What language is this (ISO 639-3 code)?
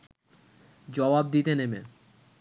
ben